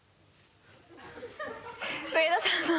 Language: Japanese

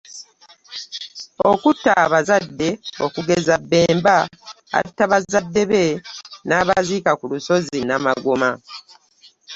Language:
Ganda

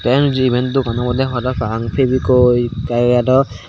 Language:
Chakma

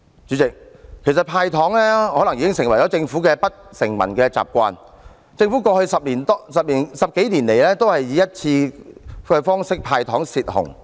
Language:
Cantonese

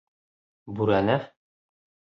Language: Bashkir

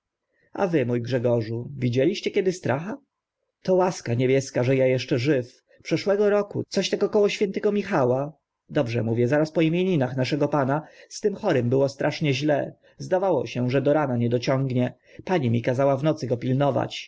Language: Polish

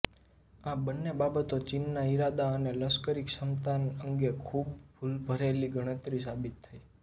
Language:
Gujarati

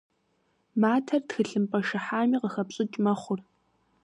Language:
Kabardian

